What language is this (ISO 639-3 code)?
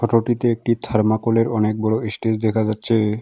ben